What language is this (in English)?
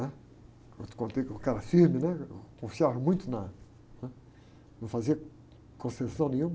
Portuguese